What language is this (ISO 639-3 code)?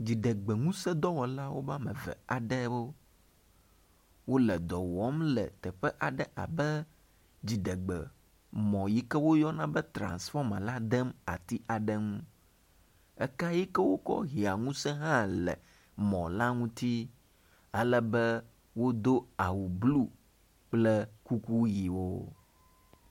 ewe